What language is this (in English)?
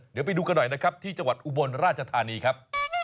Thai